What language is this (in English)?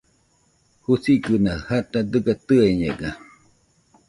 Nüpode Huitoto